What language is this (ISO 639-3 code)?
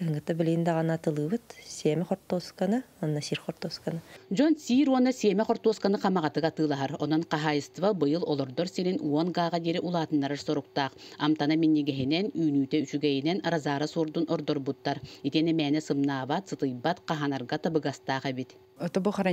rus